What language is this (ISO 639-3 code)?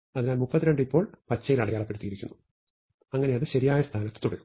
mal